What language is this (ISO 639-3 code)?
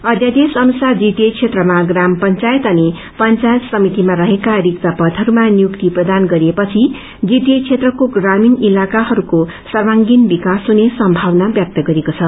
nep